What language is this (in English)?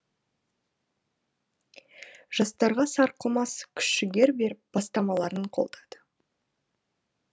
Kazakh